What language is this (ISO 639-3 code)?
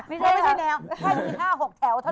tha